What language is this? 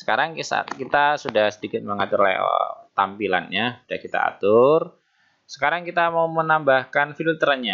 Indonesian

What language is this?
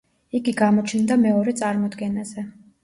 Georgian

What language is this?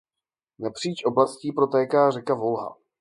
Czech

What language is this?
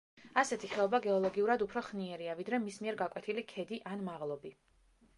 Georgian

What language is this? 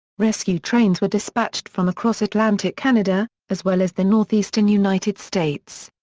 English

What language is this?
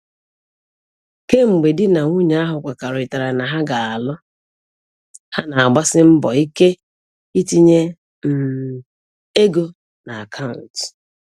Igbo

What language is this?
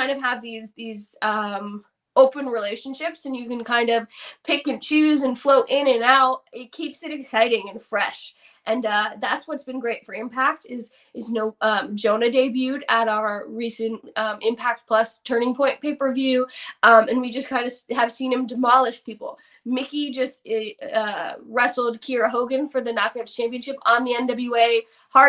English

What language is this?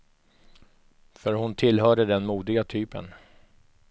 Swedish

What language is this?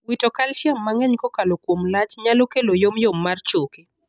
Luo (Kenya and Tanzania)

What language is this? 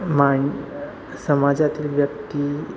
Marathi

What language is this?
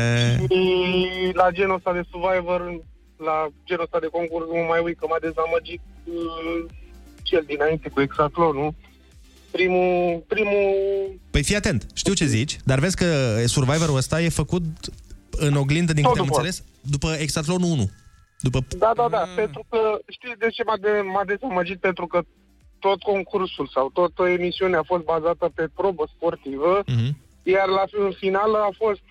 Romanian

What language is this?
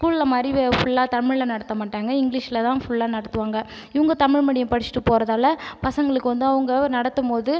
Tamil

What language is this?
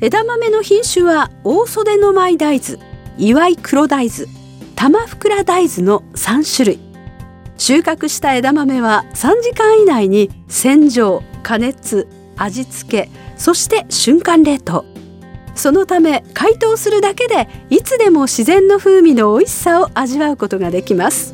Japanese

